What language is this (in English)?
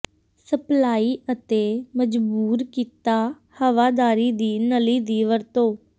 Punjabi